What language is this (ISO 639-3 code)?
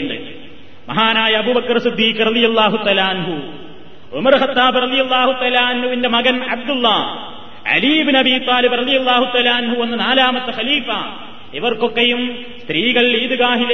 mal